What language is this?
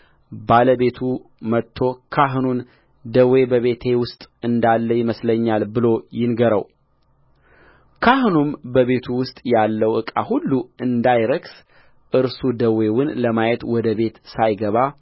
Amharic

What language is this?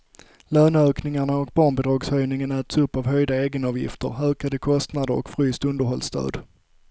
Swedish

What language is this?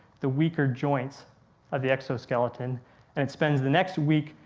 English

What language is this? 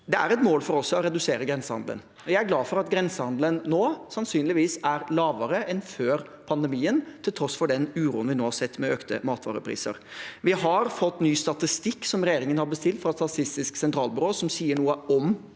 Norwegian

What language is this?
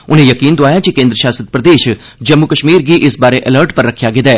Dogri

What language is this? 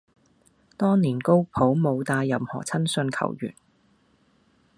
Cantonese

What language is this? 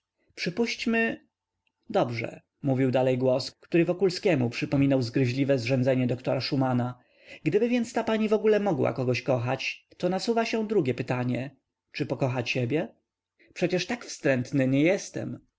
Polish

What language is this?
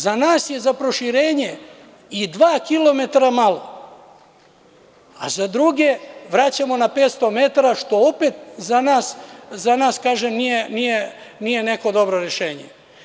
Serbian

